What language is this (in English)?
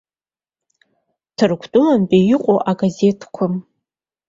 Abkhazian